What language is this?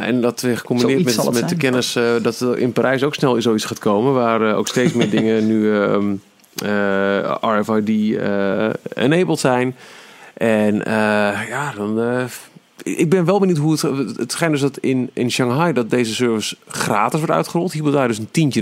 Dutch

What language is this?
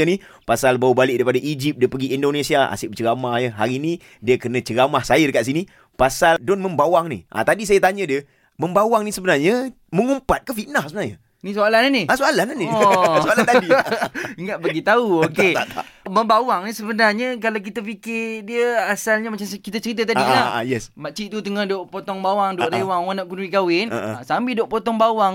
Malay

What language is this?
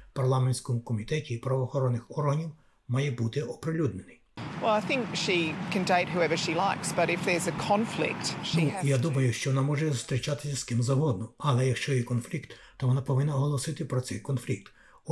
Ukrainian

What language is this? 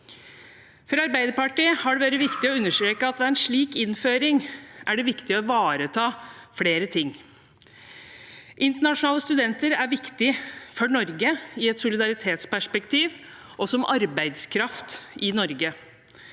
Norwegian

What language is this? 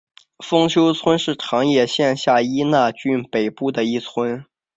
Chinese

